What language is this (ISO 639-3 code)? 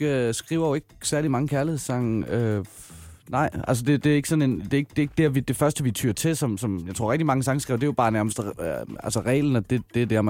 dan